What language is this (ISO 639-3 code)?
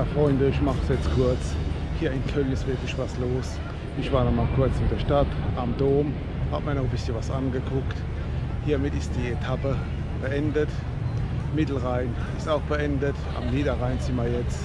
deu